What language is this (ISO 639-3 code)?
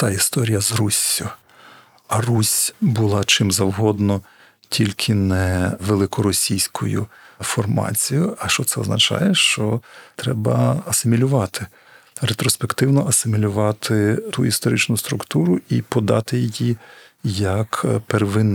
ukr